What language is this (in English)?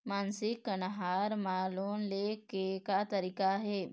Chhattisgarhi